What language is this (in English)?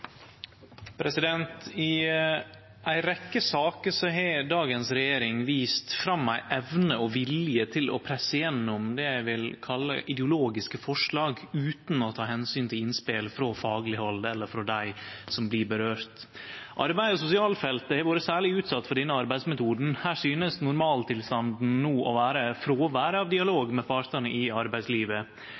Norwegian